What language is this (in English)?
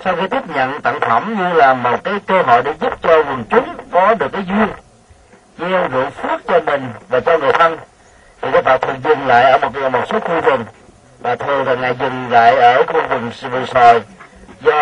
Vietnamese